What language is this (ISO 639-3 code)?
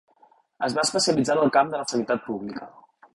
cat